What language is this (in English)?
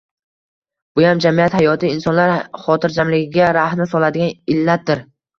Uzbek